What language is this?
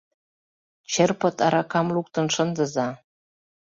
Mari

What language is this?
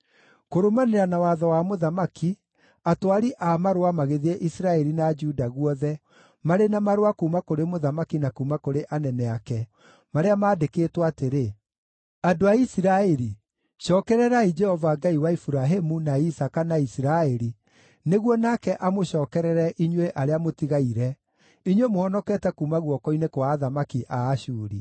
Kikuyu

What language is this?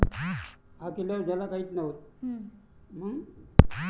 Marathi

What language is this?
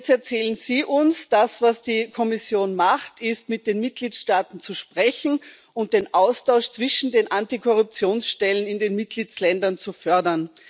German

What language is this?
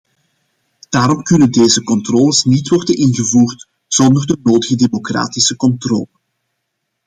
Dutch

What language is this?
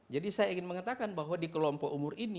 Indonesian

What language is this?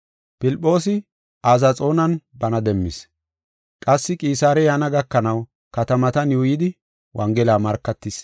Gofa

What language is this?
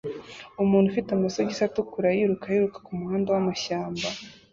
Kinyarwanda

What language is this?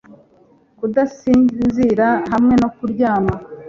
Kinyarwanda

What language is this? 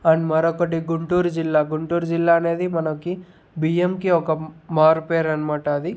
Telugu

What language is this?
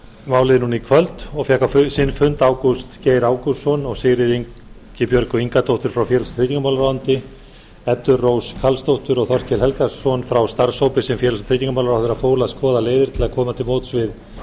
Icelandic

